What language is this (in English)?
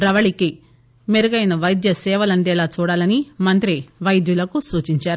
Telugu